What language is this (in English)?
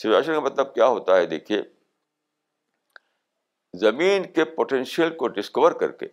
Urdu